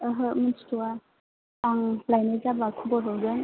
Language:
Bodo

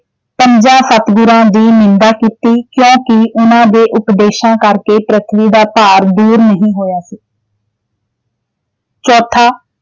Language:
Punjabi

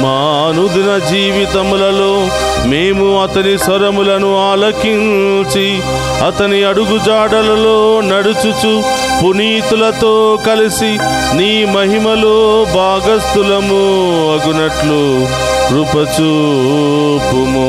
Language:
Telugu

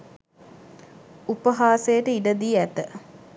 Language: Sinhala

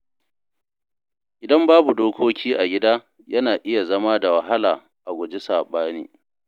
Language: Hausa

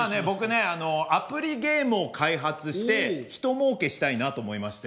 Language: Japanese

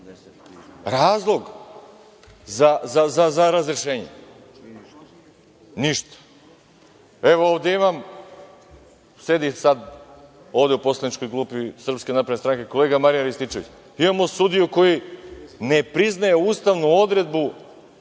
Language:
Serbian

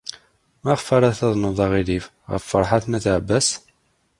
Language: Kabyle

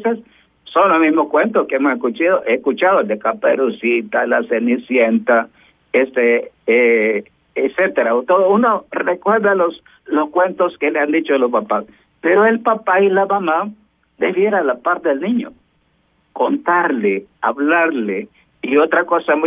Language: Spanish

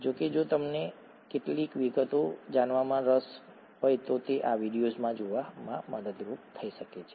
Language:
Gujarati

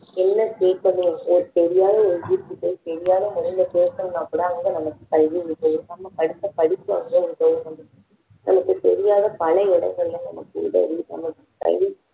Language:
Tamil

